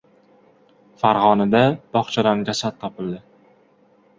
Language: Uzbek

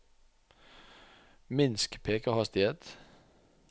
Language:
Norwegian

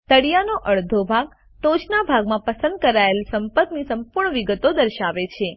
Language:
Gujarati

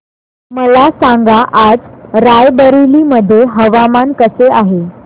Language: Marathi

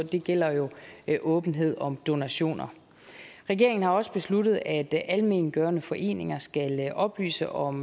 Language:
Danish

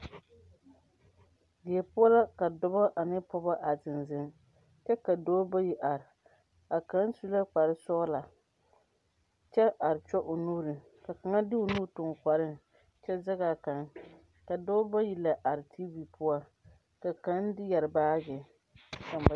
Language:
Southern Dagaare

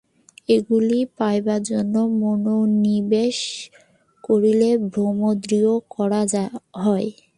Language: Bangla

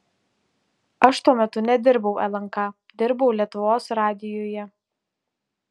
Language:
Lithuanian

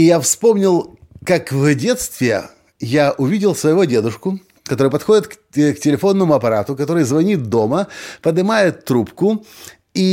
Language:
Russian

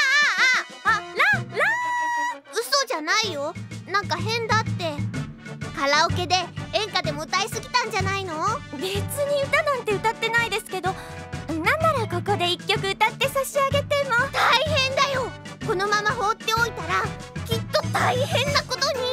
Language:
Japanese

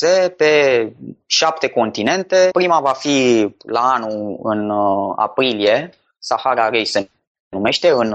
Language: Romanian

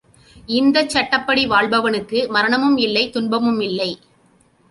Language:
Tamil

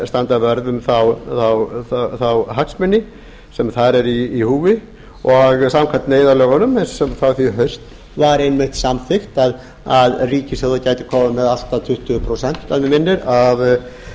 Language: Icelandic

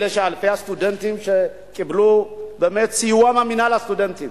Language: Hebrew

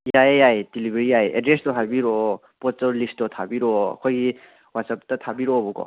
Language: Manipuri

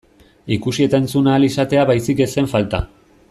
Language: Basque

